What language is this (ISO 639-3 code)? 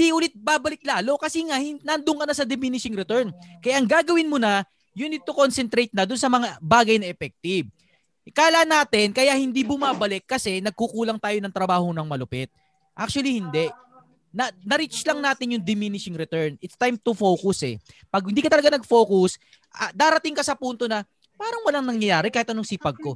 fil